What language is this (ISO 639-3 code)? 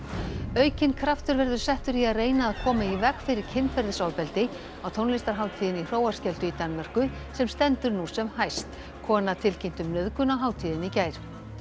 isl